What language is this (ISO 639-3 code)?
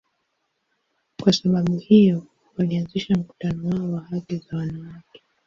swa